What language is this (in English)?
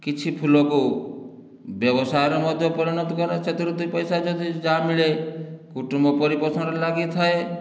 Odia